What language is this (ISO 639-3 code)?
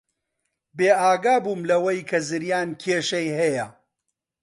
ckb